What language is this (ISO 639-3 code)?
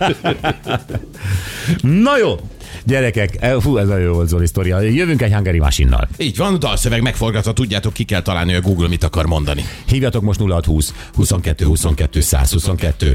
hun